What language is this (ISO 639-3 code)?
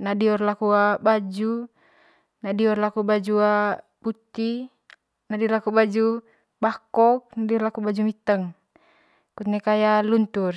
mqy